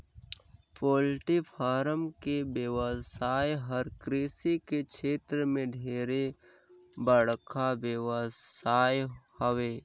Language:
Chhattisgarhi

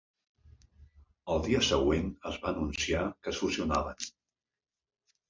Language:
Catalan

